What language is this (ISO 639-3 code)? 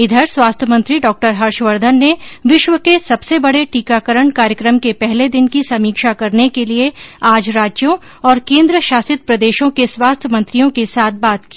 hin